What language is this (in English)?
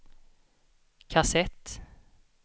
Swedish